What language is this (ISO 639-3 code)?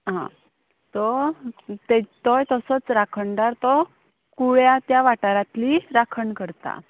kok